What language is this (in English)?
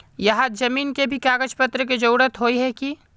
Magahi